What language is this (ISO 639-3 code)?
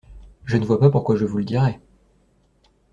fra